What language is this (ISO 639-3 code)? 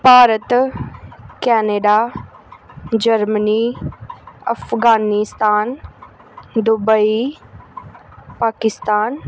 pan